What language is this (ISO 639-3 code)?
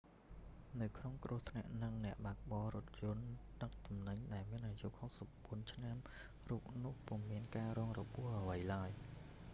khm